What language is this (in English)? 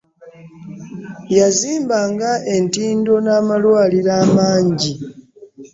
Ganda